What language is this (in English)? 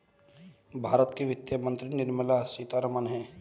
Hindi